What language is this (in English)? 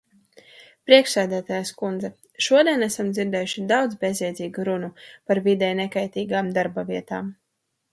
Latvian